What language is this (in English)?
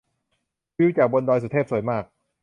Thai